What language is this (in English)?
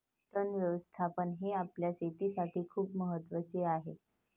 Marathi